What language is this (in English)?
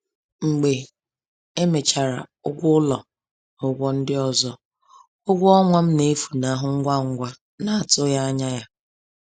Igbo